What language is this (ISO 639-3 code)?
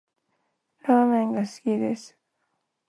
jpn